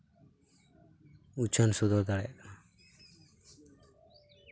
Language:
Santali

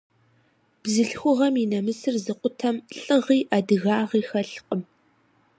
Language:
Kabardian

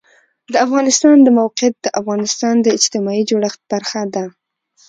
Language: Pashto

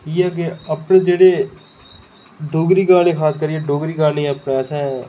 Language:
Dogri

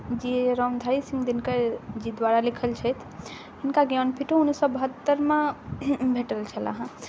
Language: Maithili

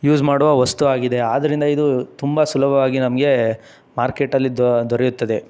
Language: Kannada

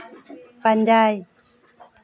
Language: Santali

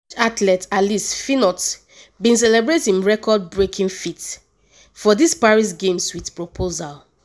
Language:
Nigerian Pidgin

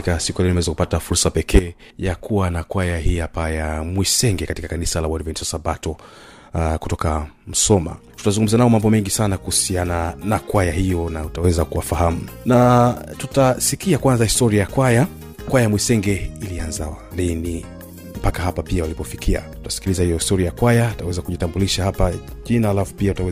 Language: Swahili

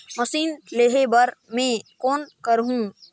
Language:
Chhattisgarhi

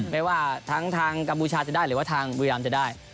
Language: Thai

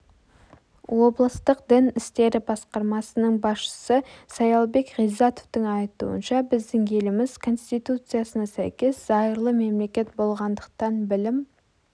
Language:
Kazakh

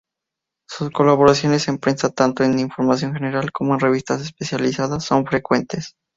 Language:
Spanish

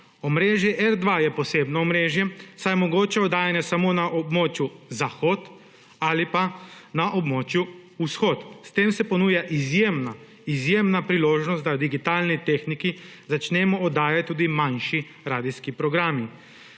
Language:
Slovenian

